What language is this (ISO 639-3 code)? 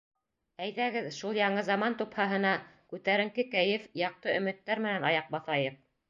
bak